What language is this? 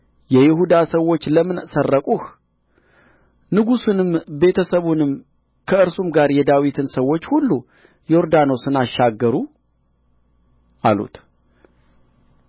Amharic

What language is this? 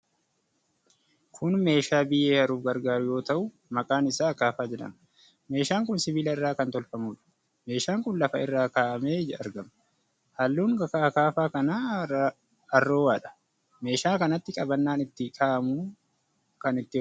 Oromo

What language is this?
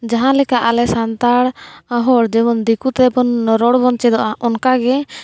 Santali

